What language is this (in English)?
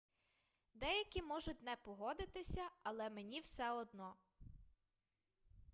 Ukrainian